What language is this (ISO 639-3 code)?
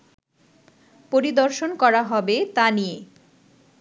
ben